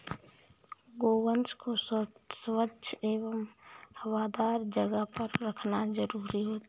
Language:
Hindi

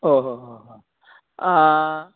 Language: Sanskrit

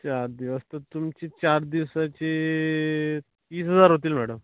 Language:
Marathi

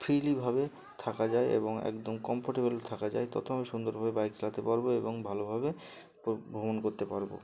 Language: Bangla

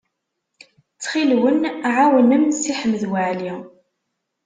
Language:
Kabyle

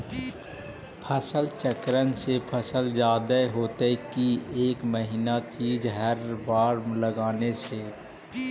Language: Magahi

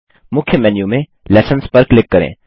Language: Hindi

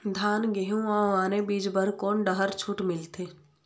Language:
Chhattisgarhi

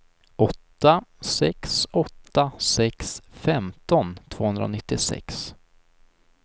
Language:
Swedish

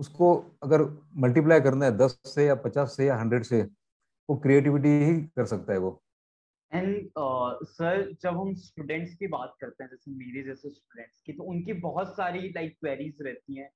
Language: Hindi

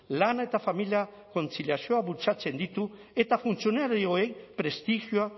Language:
Basque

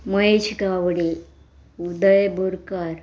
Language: Konkani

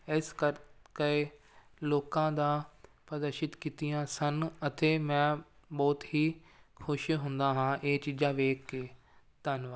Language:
Punjabi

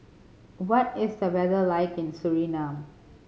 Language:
English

